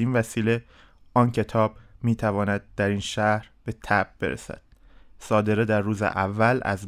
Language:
Persian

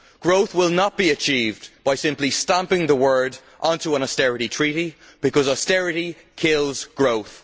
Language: English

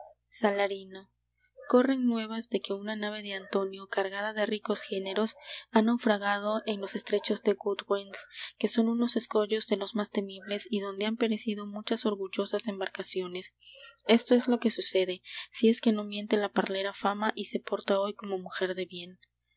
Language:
Spanish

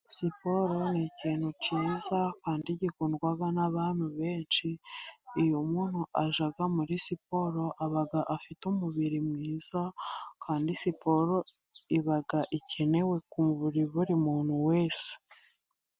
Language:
Kinyarwanda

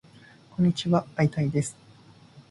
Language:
Japanese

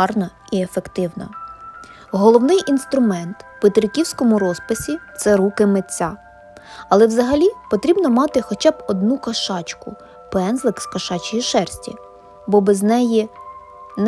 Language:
Ukrainian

